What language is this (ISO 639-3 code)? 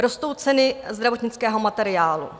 ces